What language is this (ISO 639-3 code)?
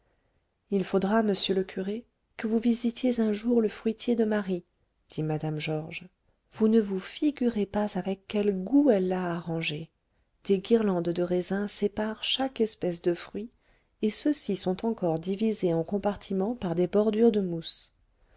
fra